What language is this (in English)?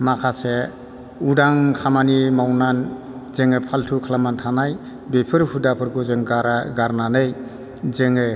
Bodo